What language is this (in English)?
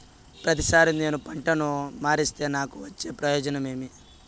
Telugu